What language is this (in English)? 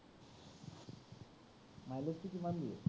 Assamese